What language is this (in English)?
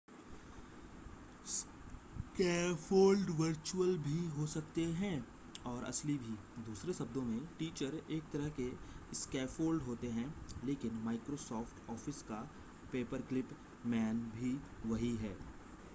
Hindi